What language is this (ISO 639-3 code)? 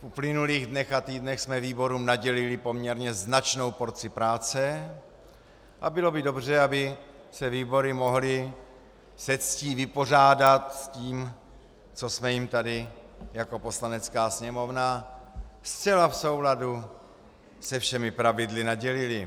ces